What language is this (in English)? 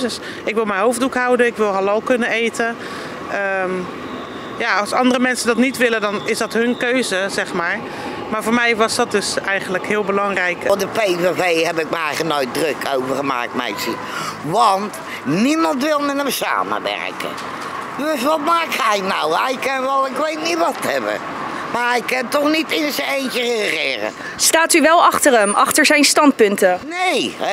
Dutch